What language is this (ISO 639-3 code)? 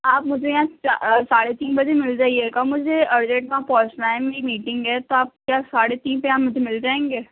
urd